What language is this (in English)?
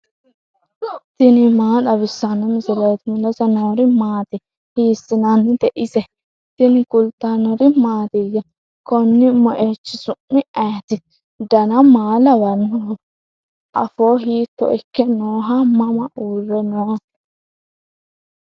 Sidamo